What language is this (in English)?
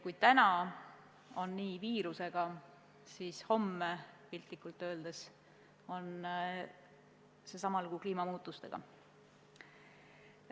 Estonian